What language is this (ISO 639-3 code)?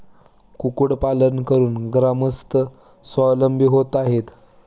mar